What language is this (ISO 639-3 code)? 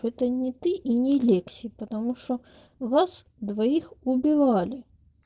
rus